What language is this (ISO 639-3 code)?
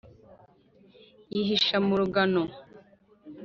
kin